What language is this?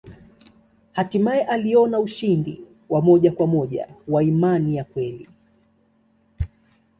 Swahili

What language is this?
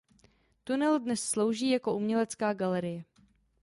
Czech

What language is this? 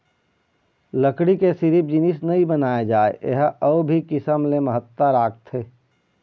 Chhattisgarhi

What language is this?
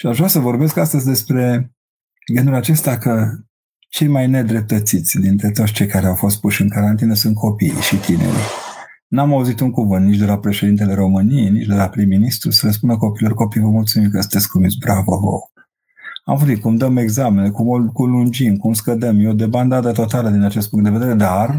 Romanian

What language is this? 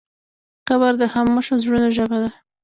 Pashto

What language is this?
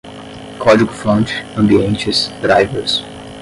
Portuguese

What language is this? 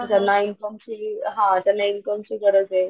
Marathi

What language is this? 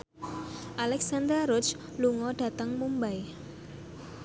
Javanese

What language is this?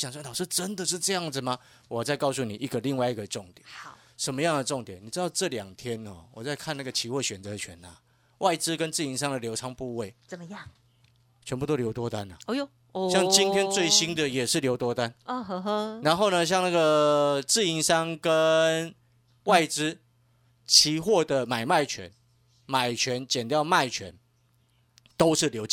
Chinese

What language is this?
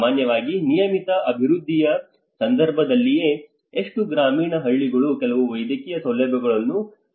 Kannada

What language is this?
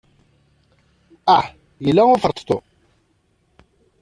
Kabyle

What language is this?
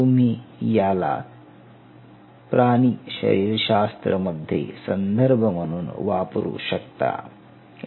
Marathi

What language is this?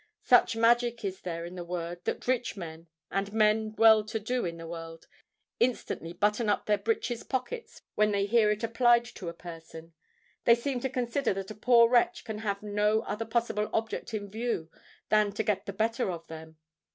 English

